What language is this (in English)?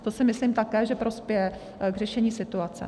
Czech